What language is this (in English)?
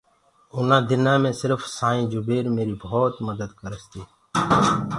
Gurgula